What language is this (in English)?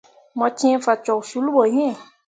Mundang